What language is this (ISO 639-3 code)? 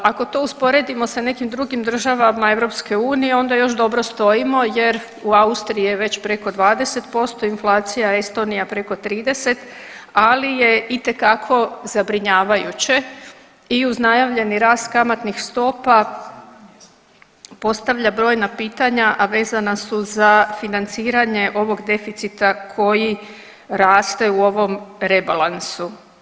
hrv